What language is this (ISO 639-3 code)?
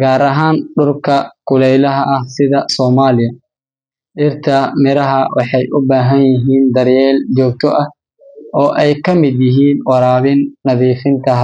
som